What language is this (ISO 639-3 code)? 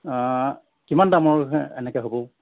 asm